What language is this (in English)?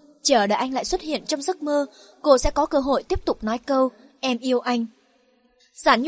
Vietnamese